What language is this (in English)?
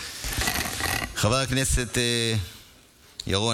Hebrew